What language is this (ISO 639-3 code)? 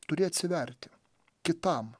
lit